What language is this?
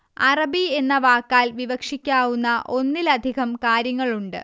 Malayalam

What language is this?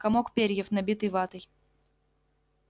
Russian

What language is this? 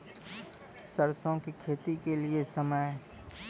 Maithili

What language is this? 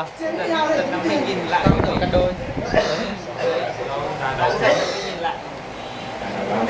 Vietnamese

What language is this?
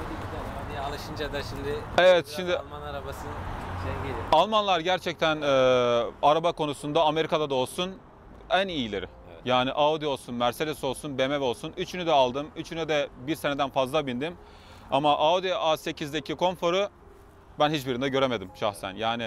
Turkish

